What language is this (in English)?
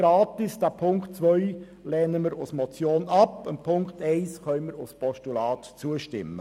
Swiss German